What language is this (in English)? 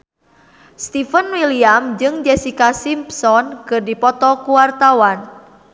Sundanese